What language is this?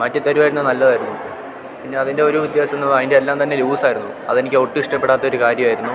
Malayalam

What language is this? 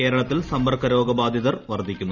Malayalam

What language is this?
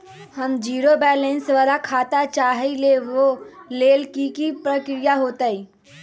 Magahi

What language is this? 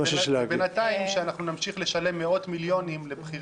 Hebrew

